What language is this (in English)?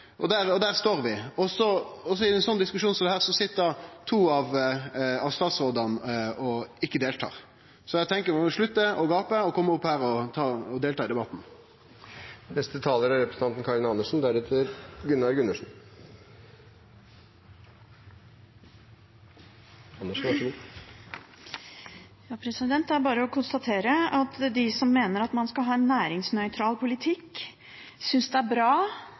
Norwegian